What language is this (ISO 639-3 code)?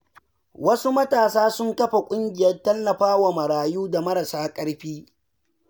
hau